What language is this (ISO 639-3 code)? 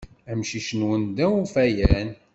kab